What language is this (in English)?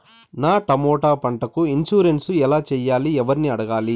Telugu